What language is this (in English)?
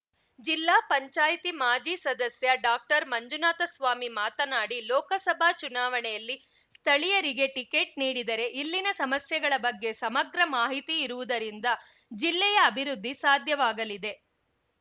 Kannada